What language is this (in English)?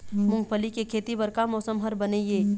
Chhattisgarhi